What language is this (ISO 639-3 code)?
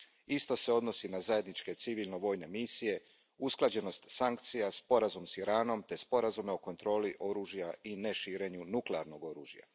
hrv